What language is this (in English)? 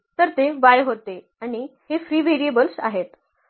Marathi